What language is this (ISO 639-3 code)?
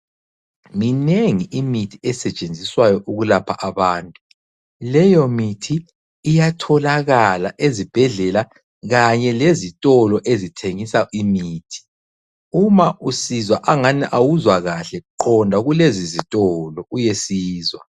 nde